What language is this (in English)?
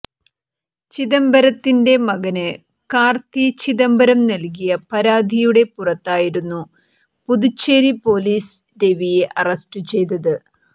Malayalam